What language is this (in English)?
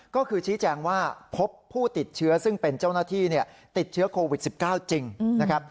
Thai